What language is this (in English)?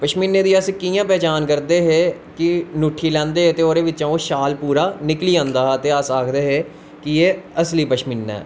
Dogri